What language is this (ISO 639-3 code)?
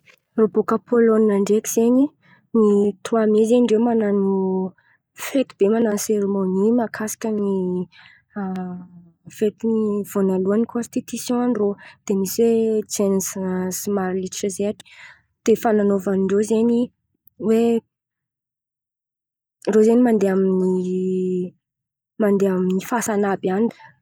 xmv